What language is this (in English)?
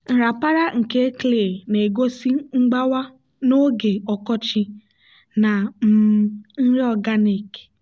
Igbo